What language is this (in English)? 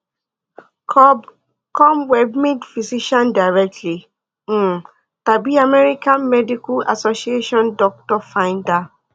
Yoruba